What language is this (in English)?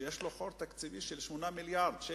Hebrew